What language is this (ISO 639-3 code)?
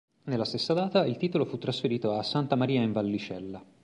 ita